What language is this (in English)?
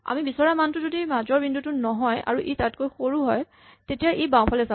Assamese